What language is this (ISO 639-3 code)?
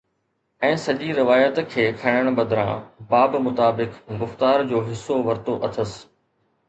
snd